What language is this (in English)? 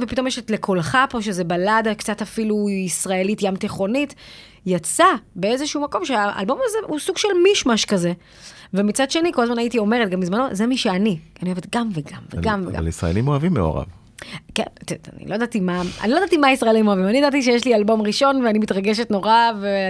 Hebrew